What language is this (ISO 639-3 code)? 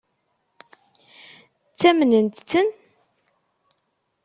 kab